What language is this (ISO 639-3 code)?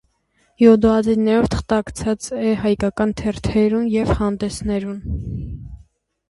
hye